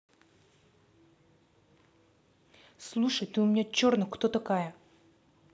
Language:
Russian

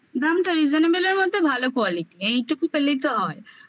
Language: Bangla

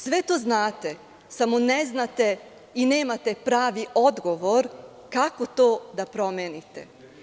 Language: Serbian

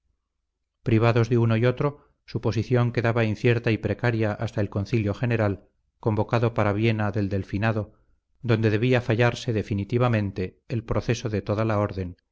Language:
Spanish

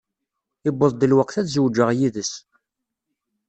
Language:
Kabyle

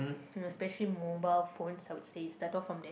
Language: English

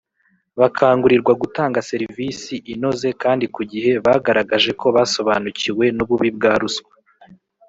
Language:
Kinyarwanda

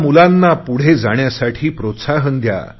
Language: Marathi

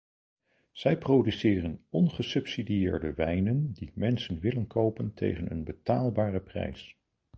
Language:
Dutch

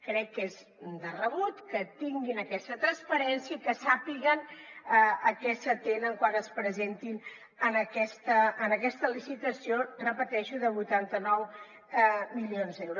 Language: Catalan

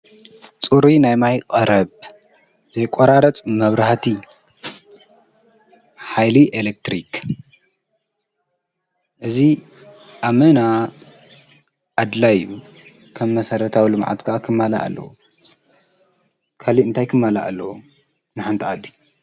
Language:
Tigrinya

